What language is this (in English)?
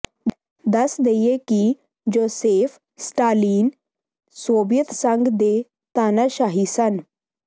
Punjabi